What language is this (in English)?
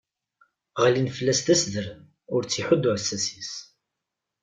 Kabyle